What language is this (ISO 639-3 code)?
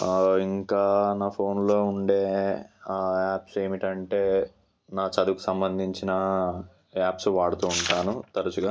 tel